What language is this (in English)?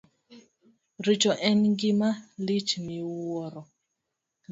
Luo (Kenya and Tanzania)